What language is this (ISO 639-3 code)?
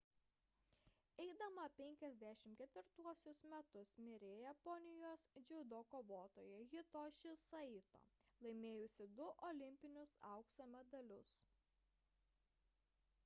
lit